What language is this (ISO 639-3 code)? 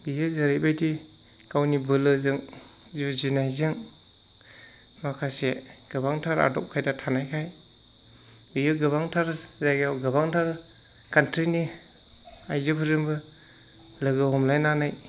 brx